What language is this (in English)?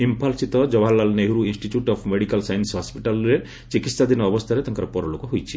Odia